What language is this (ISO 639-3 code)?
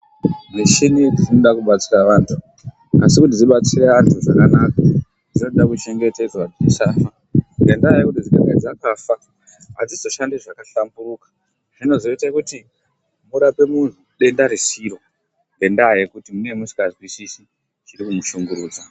ndc